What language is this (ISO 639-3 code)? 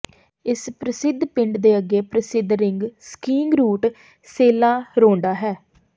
pan